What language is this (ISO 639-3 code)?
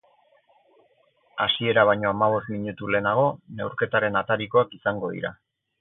eus